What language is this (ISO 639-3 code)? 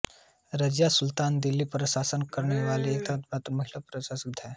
hin